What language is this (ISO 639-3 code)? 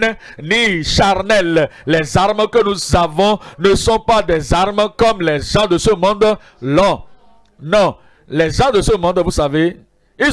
fra